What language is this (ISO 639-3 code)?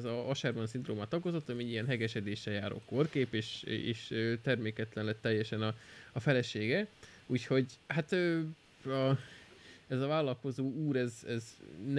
hun